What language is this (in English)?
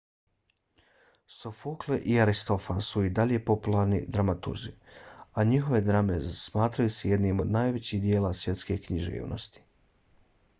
Bosnian